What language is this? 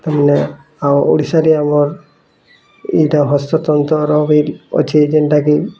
Odia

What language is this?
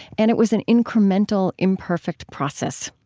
English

